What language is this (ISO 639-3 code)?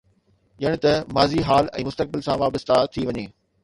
snd